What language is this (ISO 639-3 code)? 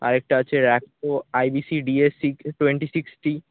ben